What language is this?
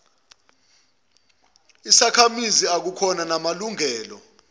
Zulu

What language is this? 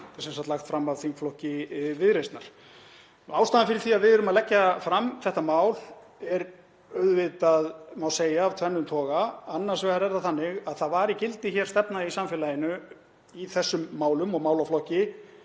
Icelandic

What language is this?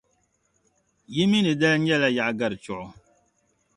Dagbani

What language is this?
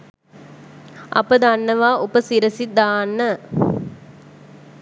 Sinhala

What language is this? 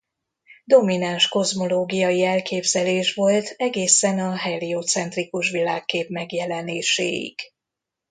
Hungarian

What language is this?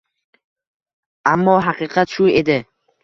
Uzbek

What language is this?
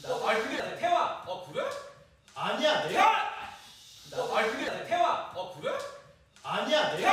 Korean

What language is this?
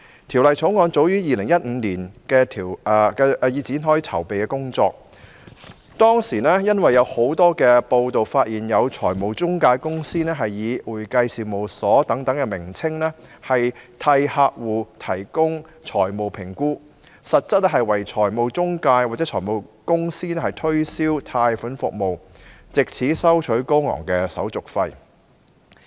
Cantonese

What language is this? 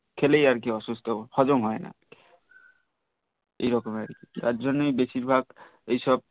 Bangla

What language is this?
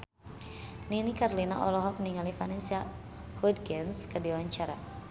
Sundanese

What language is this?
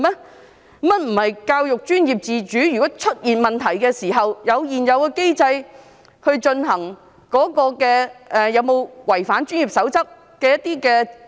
Cantonese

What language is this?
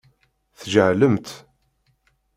Kabyle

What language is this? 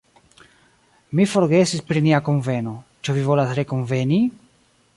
Esperanto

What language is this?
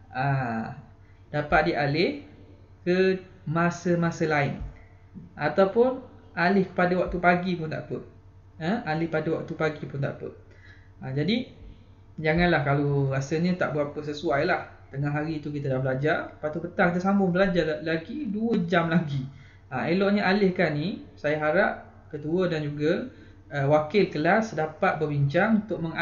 Malay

